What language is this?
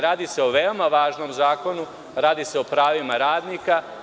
Serbian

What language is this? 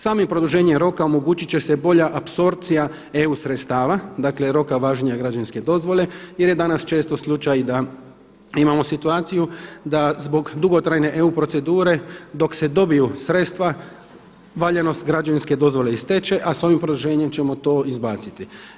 Croatian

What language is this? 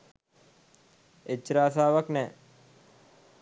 Sinhala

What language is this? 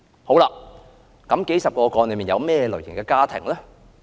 Cantonese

